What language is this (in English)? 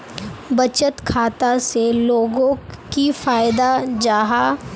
Magahi